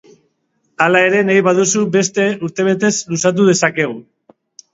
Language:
Basque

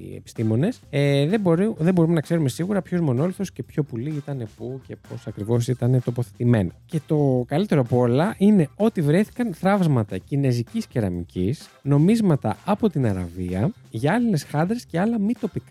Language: Greek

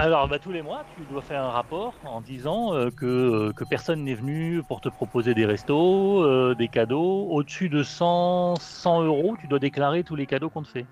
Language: French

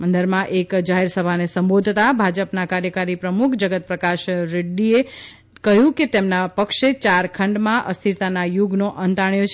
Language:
Gujarati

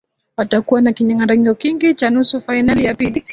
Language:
Swahili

